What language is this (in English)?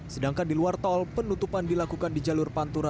Indonesian